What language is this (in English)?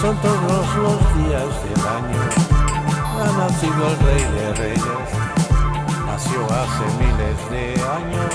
Basque